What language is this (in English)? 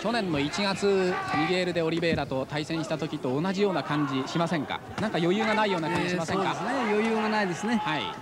Japanese